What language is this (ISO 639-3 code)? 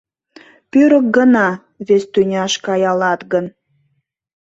chm